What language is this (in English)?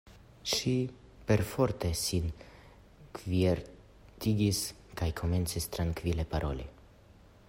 Esperanto